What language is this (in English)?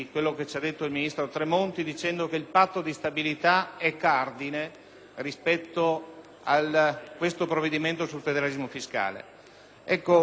Italian